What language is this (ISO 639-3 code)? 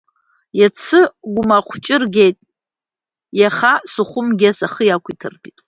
abk